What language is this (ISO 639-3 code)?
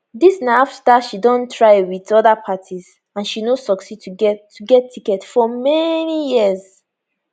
pcm